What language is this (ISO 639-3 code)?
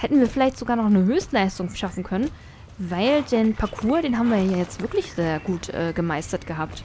deu